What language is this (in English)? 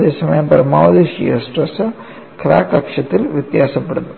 Malayalam